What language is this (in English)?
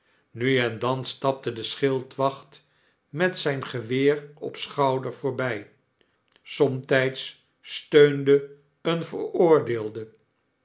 Dutch